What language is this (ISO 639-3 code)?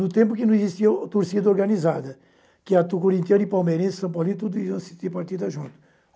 por